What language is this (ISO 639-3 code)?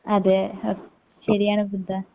mal